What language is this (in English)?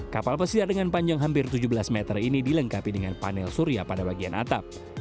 Indonesian